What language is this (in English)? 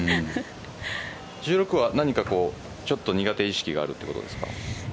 Japanese